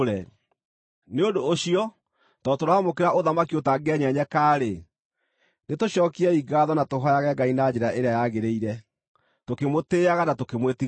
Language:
Kikuyu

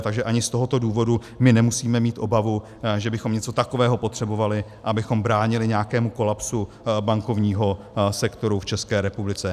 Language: Czech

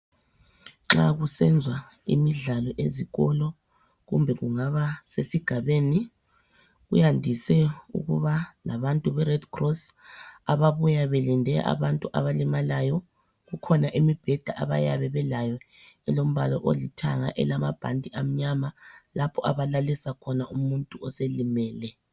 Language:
North Ndebele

